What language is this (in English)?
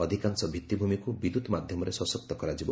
Odia